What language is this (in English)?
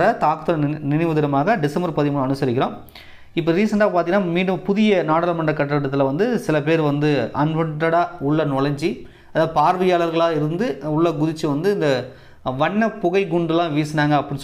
Tamil